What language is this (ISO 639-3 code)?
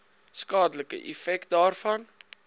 afr